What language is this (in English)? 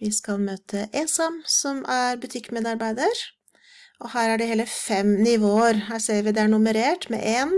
Norwegian